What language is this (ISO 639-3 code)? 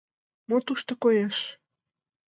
chm